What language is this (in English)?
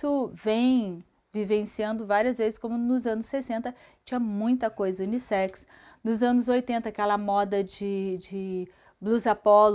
Portuguese